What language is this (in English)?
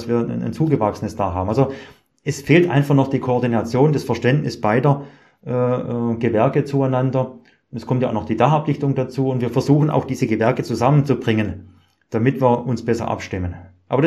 German